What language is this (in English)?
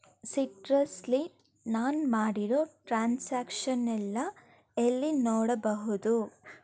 Kannada